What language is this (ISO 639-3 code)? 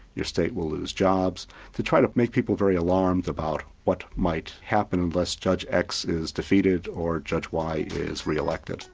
eng